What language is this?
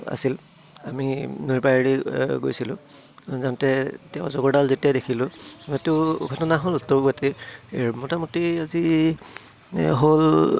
Assamese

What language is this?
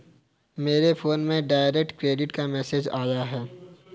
Hindi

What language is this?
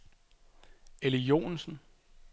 Danish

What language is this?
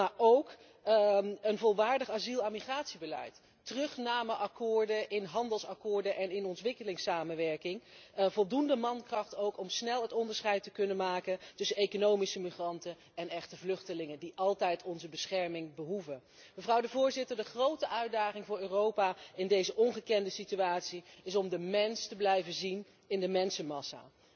Dutch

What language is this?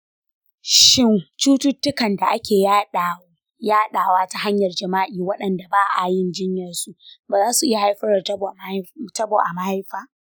Hausa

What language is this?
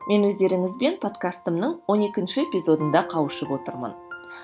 Kazakh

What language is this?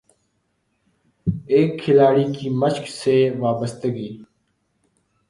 Urdu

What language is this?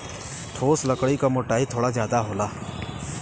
Bhojpuri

